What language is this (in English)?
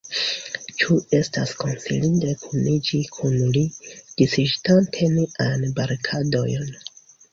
Esperanto